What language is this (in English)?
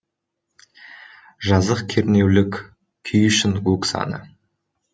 Kazakh